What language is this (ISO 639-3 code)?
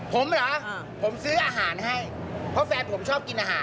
tha